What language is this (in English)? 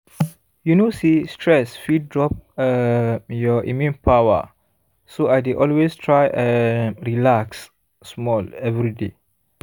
Nigerian Pidgin